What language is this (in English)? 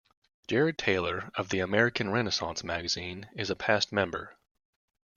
English